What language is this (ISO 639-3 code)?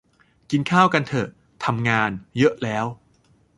tha